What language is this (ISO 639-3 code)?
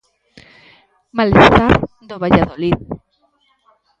glg